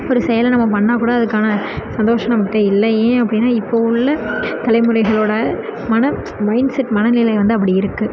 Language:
Tamil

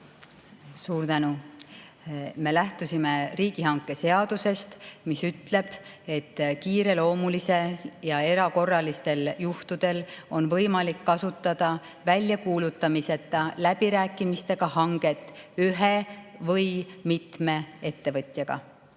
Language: Estonian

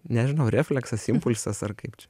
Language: Lithuanian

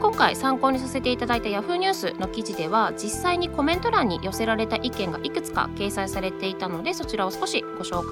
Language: Japanese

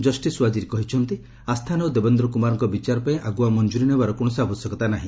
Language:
Odia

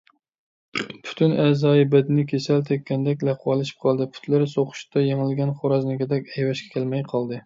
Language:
Uyghur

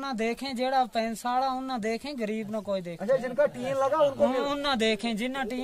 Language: Hindi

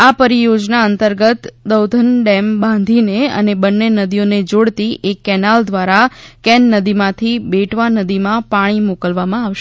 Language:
Gujarati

